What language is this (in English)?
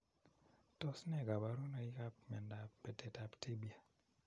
Kalenjin